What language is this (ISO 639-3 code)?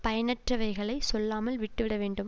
tam